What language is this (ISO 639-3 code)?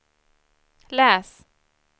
swe